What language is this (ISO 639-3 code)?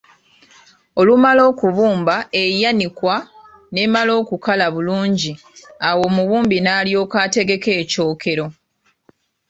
lug